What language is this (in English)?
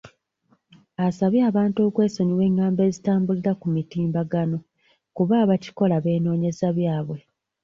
Ganda